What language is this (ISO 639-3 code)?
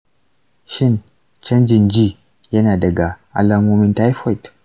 hau